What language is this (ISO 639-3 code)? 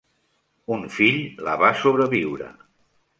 cat